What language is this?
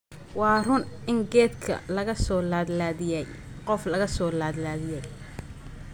Somali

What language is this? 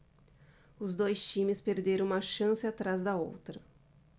Portuguese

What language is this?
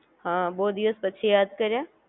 Gujarati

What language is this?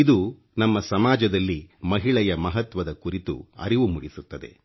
Kannada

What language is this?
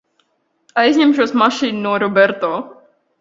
Latvian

